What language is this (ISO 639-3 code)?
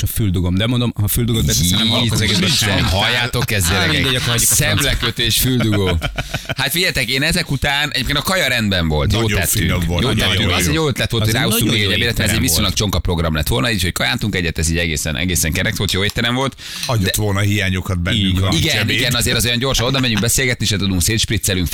hun